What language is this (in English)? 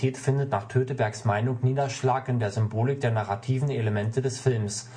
German